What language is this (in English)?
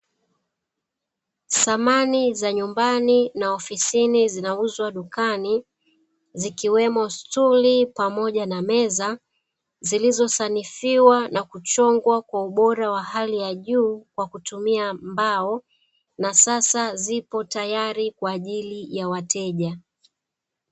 Swahili